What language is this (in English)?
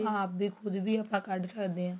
Punjabi